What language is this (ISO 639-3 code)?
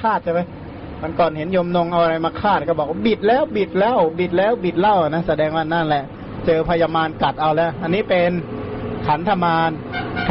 tha